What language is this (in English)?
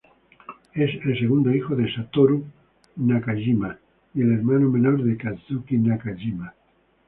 Spanish